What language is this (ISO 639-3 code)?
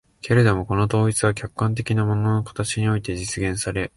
jpn